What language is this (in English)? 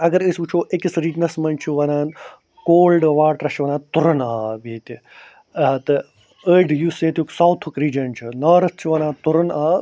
Kashmiri